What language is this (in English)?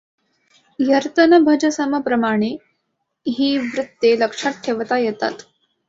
Marathi